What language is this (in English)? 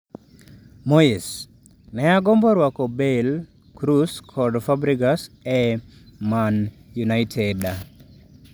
Luo (Kenya and Tanzania)